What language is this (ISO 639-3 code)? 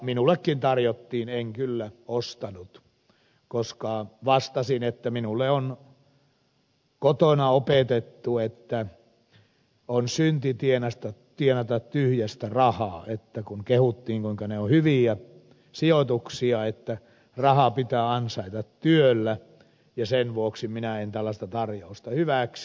fin